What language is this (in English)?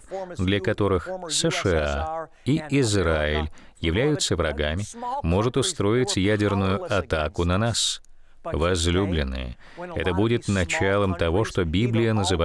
Russian